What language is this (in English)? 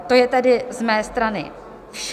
Czech